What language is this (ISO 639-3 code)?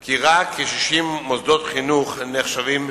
heb